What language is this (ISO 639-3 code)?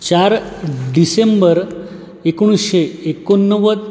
mar